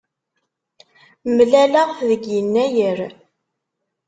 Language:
Kabyle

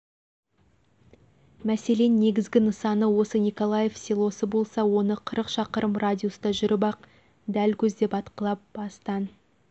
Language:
Kazakh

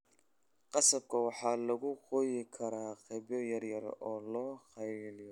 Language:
Somali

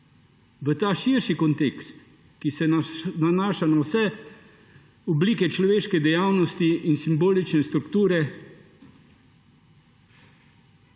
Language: Slovenian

